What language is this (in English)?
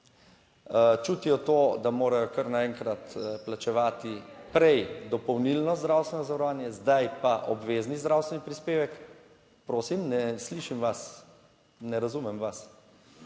Slovenian